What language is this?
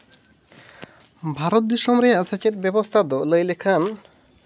Santali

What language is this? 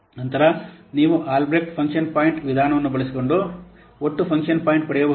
Kannada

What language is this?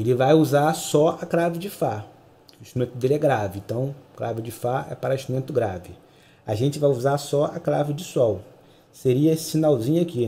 Portuguese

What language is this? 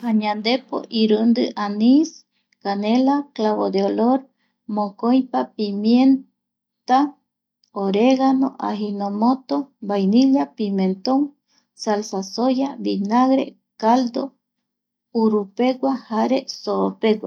Eastern Bolivian Guaraní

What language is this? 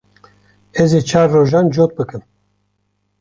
Kurdish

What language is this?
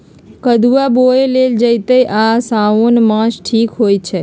Magahi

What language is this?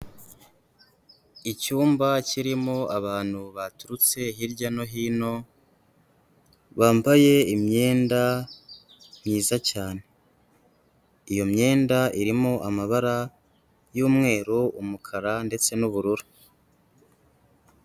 Kinyarwanda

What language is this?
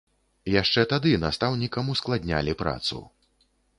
Belarusian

